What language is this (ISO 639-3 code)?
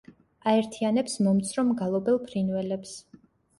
kat